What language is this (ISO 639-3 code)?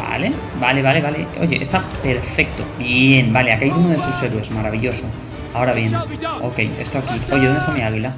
spa